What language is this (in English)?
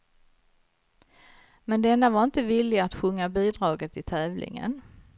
Swedish